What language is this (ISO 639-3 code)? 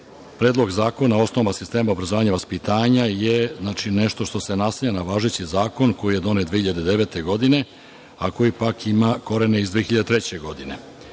srp